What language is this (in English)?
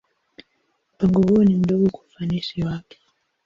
Swahili